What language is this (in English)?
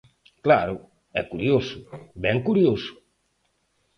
Galician